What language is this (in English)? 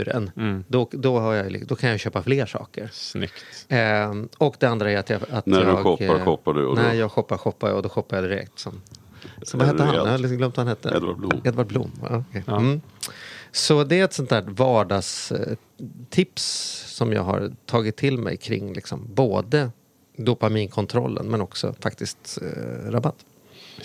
Swedish